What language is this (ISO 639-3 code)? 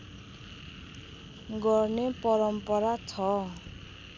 nep